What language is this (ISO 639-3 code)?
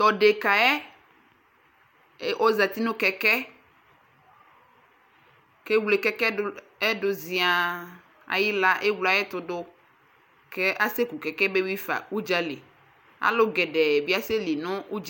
kpo